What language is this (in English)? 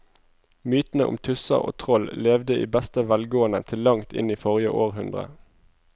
Norwegian